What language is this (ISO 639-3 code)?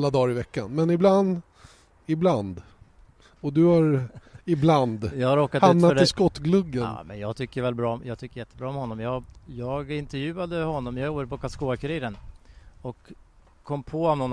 swe